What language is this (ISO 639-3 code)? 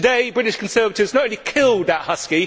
eng